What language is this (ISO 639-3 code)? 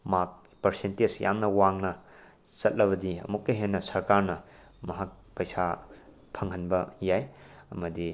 mni